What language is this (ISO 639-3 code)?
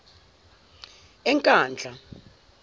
zul